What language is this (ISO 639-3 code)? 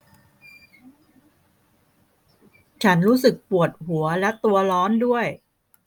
tha